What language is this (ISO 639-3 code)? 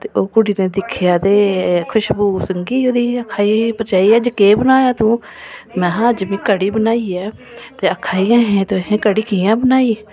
doi